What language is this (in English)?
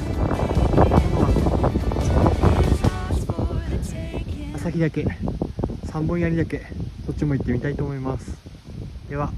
Japanese